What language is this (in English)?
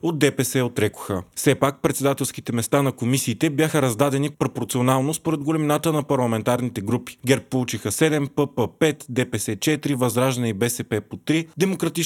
Bulgarian